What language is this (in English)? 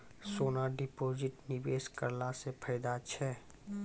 Maithili